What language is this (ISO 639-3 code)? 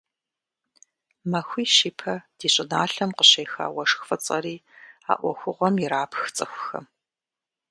kbd